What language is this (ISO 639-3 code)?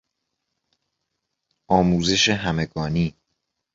fas